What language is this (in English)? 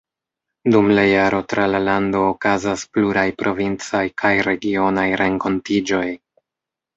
Esperanto